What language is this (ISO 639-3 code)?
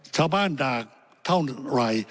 tha